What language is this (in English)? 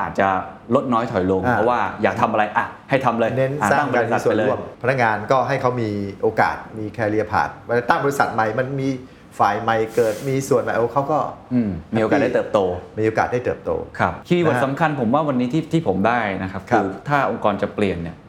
Thai